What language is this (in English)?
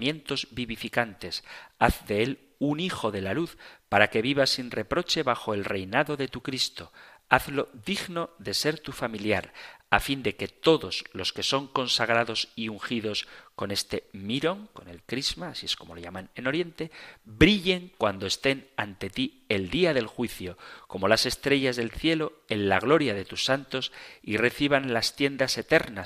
Spanish